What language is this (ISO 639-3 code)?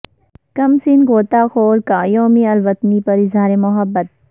urd